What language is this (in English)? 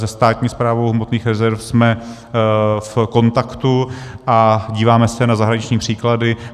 Czech